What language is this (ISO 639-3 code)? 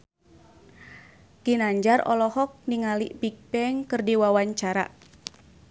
sun